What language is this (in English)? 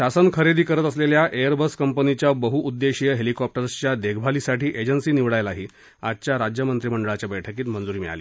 Marathi